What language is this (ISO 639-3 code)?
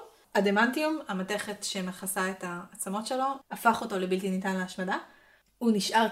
heb